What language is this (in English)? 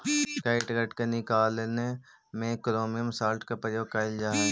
Magahi